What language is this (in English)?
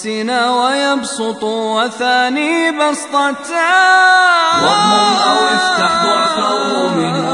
Arabic